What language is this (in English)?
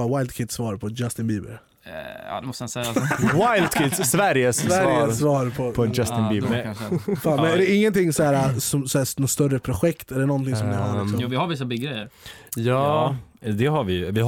Swedish